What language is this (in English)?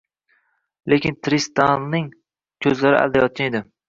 Uzbek